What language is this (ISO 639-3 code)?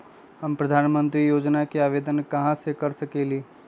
mag